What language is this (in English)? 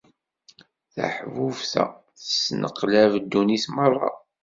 Kabyle